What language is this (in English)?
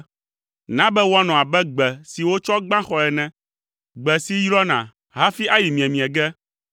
Ewe